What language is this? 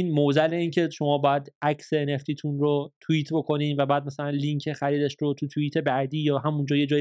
Persian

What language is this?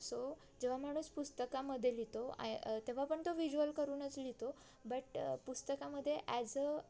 Marathi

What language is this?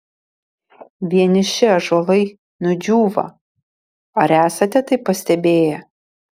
Lithuanian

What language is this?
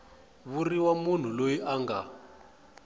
Tsonga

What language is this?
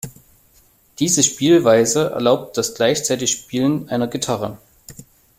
German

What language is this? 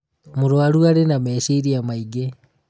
Kikuyu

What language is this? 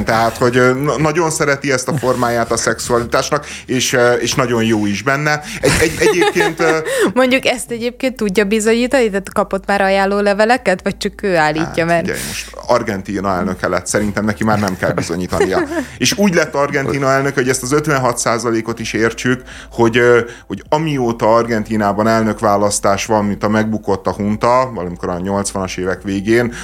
Hungarian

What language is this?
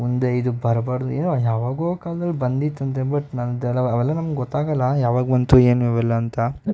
Kannada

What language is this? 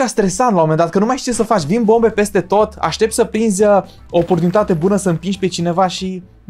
Romanian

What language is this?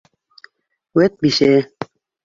Bashkir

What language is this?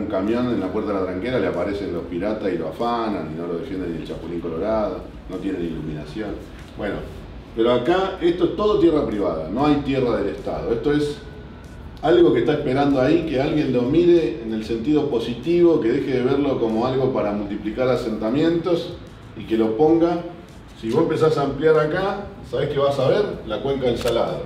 Spanish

